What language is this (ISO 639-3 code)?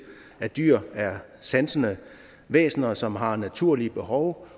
dan